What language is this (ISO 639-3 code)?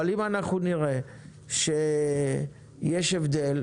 heb